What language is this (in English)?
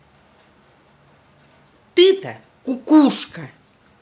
Russian